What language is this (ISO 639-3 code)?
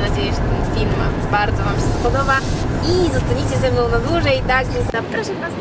pol